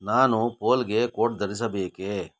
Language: Kannada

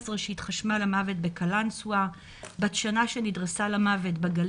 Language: Hebrew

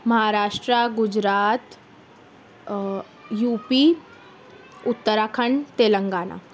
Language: Urdu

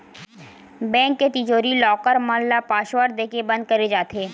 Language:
Chhattisgarhi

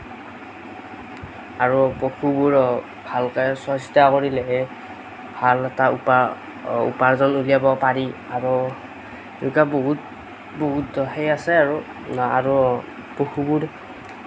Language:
Assamese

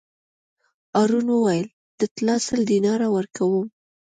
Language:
Pashto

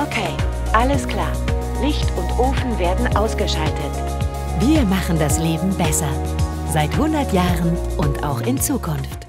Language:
German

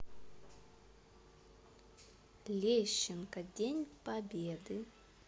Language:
Russian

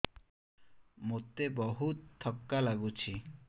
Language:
Odia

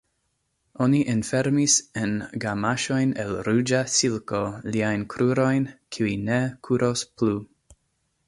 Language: Esperanto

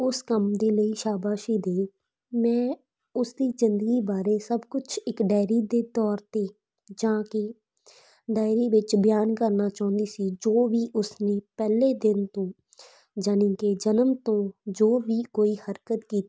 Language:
Punjabi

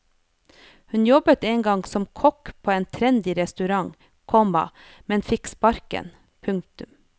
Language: Norwegian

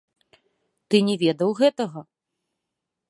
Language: Belarusian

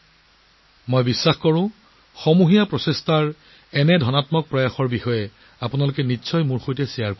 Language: Assamese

